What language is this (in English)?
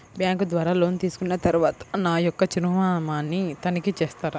Telugu